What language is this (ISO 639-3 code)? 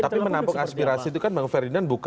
ind